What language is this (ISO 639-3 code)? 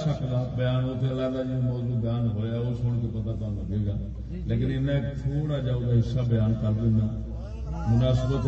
urd